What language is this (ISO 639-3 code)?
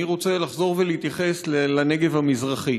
heb